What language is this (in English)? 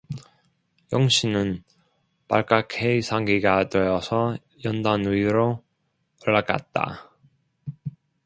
Korean